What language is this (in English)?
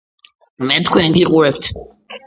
Georgian